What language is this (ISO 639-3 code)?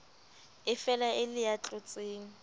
sot